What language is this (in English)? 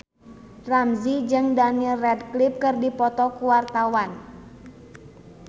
Sundanese